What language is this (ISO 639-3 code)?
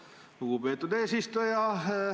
est